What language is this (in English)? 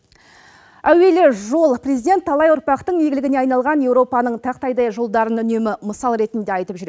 Kazakh